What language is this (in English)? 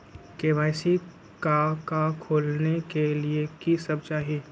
Magahi